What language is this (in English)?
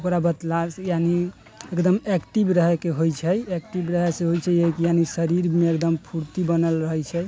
Maithili